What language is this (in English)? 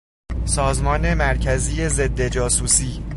Persian